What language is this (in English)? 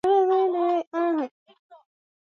Swahili